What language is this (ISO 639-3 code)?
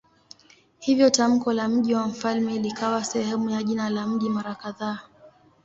swa